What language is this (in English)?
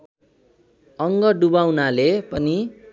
Nepali